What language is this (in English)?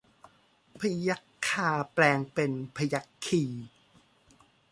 Thai